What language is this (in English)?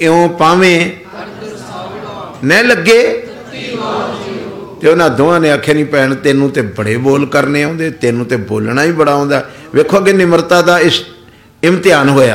Punjabi